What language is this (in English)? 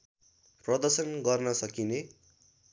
Nepali